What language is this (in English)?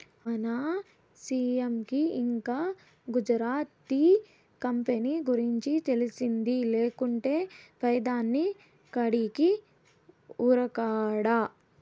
Telugu